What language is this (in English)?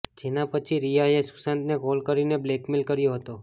Gujarati